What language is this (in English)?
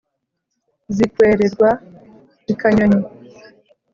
Kinyarwanda